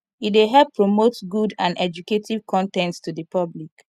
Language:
Nigerian Pidgin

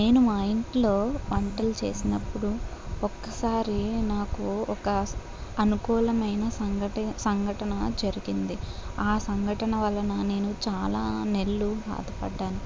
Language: Telugu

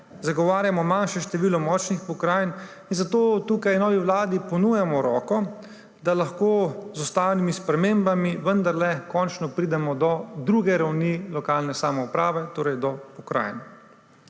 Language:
Slovenian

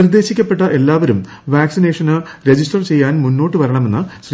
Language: Malayalam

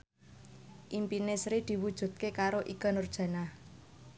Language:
Javanese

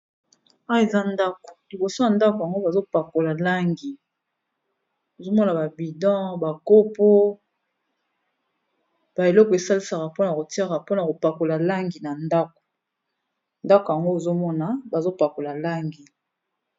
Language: Lingala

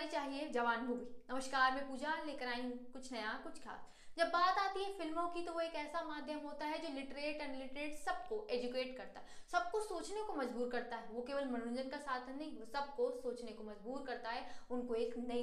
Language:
Hindi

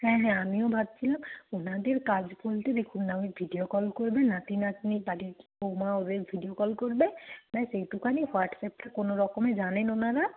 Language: Bangla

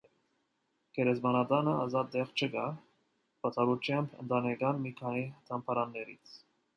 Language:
Armenian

